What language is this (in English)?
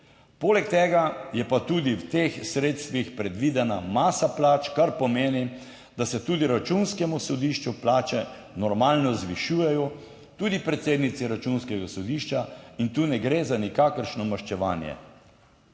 Slovenian